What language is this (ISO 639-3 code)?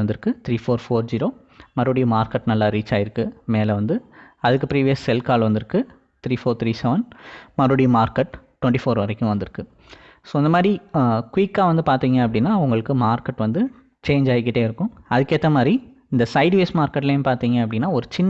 ind